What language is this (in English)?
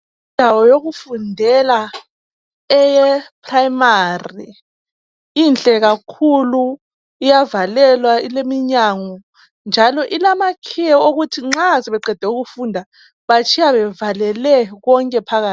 North Ndebele